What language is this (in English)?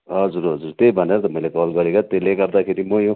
Nepali